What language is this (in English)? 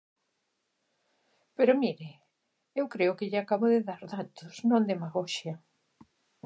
Galician